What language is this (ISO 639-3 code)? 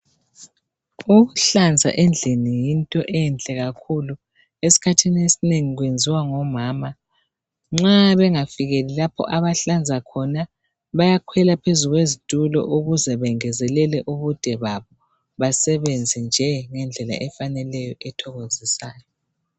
nde